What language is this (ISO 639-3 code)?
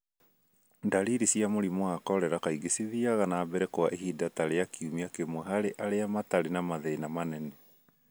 kik